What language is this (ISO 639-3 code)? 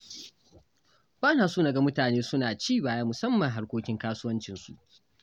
hau